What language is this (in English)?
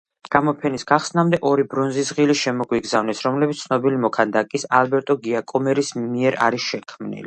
Georgian